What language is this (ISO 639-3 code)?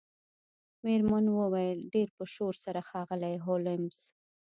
pus